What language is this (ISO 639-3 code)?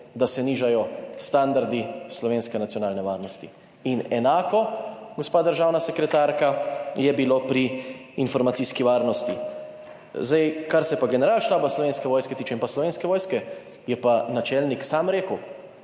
slv